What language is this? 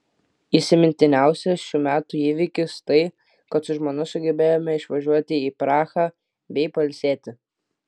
Lithuanian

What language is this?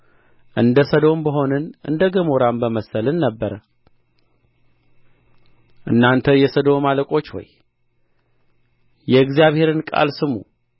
Amharic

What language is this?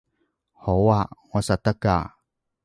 Cantonese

